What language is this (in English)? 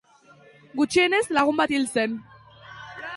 Basque